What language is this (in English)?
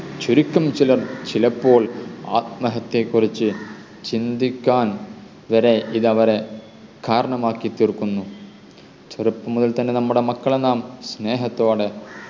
Malayalam